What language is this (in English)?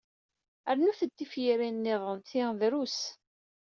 Kabyle